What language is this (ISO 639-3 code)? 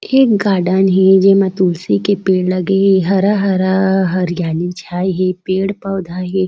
hne